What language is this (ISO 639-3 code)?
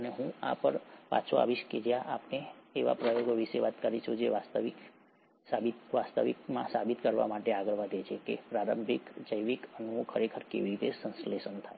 guj